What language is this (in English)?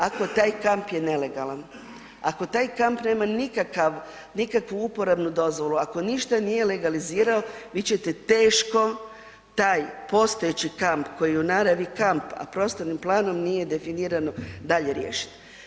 Croatian